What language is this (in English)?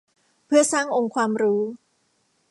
Thai